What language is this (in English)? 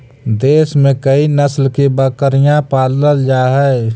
Magahi